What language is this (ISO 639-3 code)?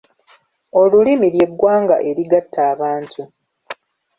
lug